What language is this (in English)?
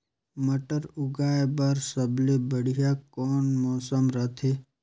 Chhattisgarhi